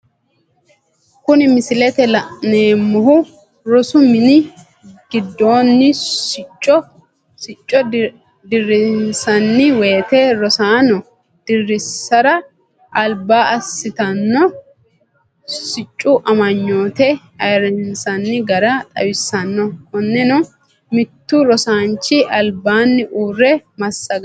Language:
Sidamo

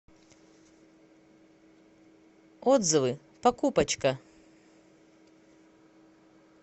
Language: Russian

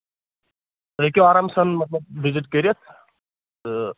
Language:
Kashmiri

